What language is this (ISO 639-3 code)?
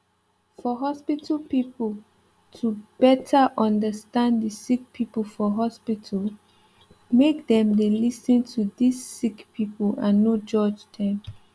pcm